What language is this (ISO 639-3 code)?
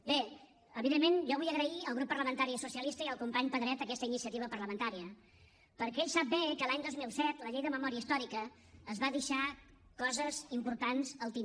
cat